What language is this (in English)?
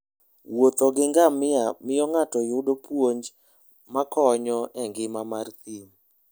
Luo (Kenya and Tanzania)